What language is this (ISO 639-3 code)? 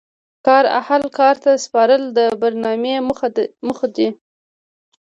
pus